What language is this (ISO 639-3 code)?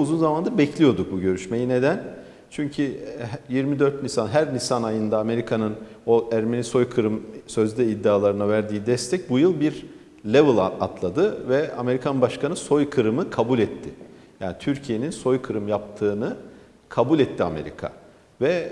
tur